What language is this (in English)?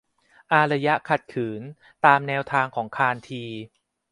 Thai